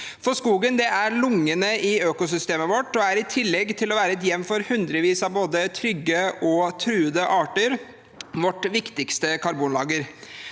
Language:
Norwegian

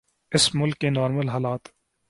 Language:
Urdu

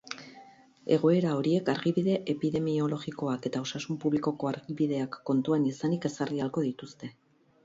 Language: Basque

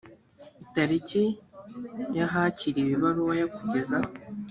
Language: Kinyarwanda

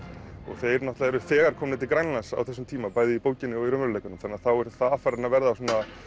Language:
Icelandic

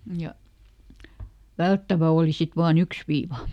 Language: Finnish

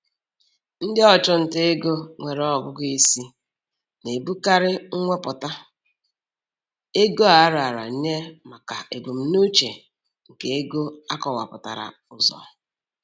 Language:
Igbo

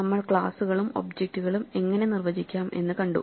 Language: Malayalam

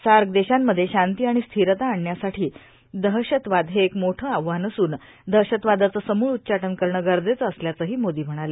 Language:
Marathi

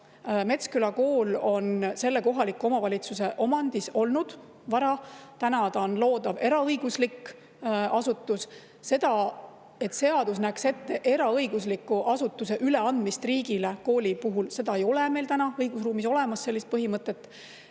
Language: Estonian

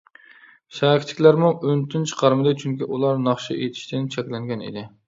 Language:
Uyghur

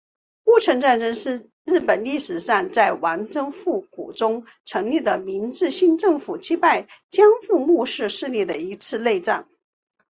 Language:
Chinese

